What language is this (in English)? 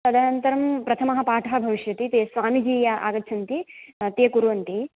Sanskrit